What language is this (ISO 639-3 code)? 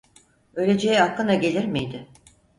tur